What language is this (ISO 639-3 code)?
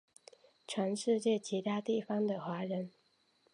zho